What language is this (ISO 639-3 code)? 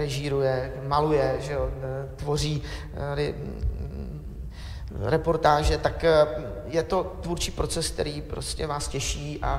ces